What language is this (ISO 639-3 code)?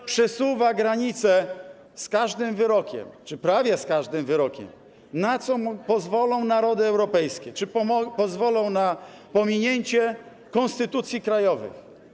pol